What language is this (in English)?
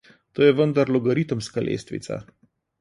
Slovenian